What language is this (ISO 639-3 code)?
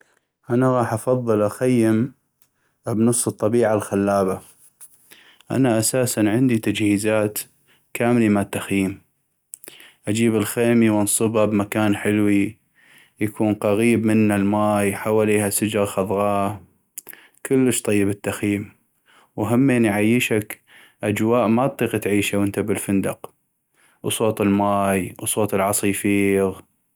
ayp